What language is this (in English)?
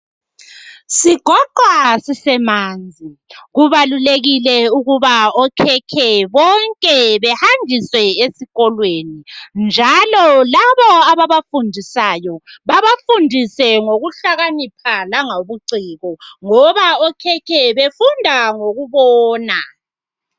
North Ndebele